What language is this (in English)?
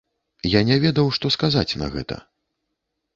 Belarusian